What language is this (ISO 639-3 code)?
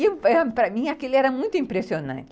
por